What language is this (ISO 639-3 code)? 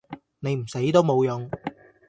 yue